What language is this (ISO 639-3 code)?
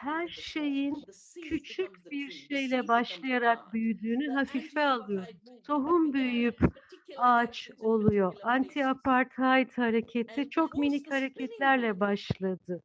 tur